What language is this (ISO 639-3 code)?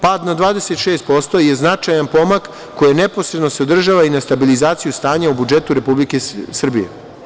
srp